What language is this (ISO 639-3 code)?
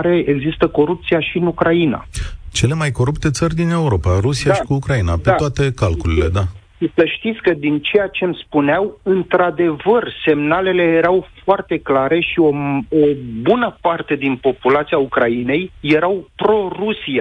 ron